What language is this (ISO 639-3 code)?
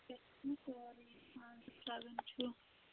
kas